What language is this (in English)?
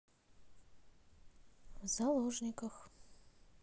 Russian